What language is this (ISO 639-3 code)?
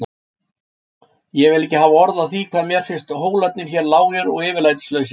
isl